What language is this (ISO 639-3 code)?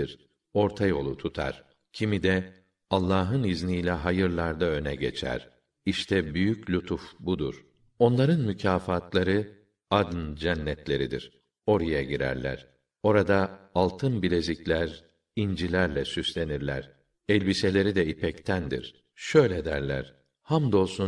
tur